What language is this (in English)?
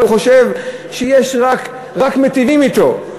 Hebrew